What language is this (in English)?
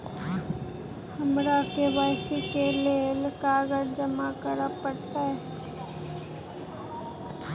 Maithili